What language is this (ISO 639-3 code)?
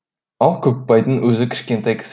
kaz